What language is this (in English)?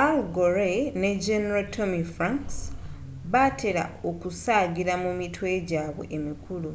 Ganda